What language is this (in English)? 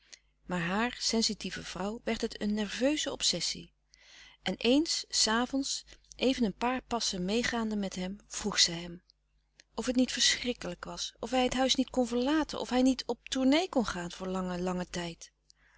Dutch